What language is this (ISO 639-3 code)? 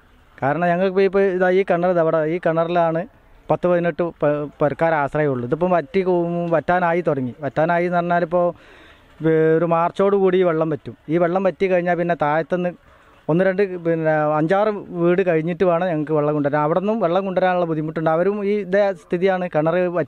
mal